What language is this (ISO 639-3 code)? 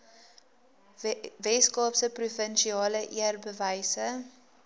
afr